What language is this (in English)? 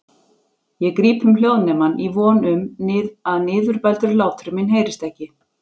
Icelandic